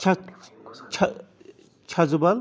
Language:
Kashmiri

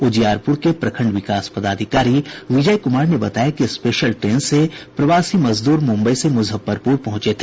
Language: Hindi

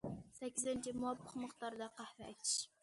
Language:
Uyghur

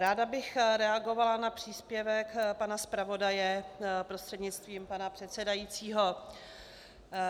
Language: Czech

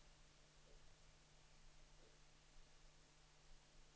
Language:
Danish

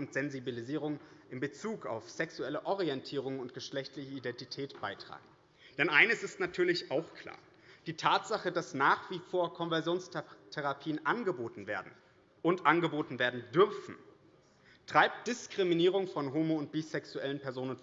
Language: German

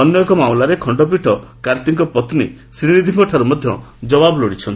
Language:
Odia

